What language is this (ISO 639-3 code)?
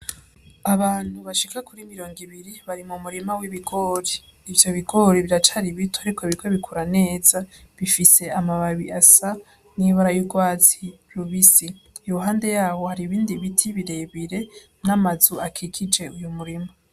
run